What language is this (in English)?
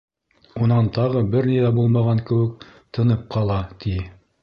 Bashkir